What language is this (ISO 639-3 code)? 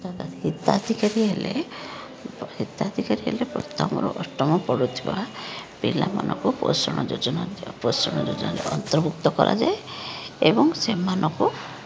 ori